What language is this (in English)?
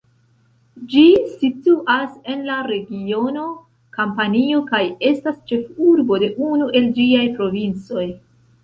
Esperanto